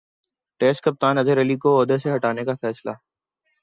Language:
Urdu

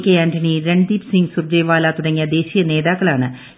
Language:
Malayalam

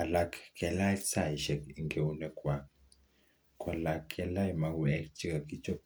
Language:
Kalenjin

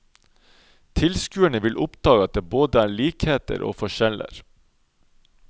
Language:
Norwegian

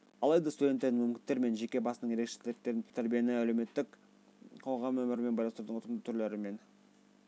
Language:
Kazakh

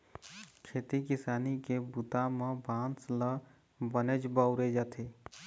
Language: Chhattisgarhi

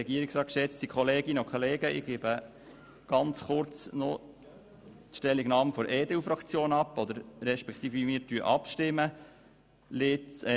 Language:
Swiss German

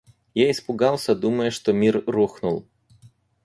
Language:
Russian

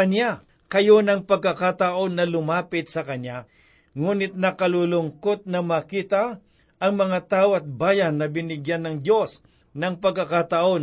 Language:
Filipino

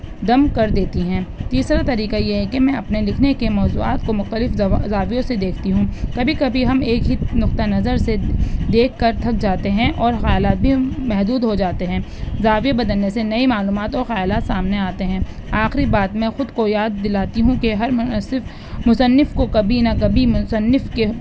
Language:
Urdu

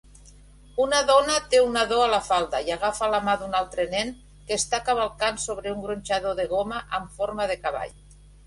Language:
Catalan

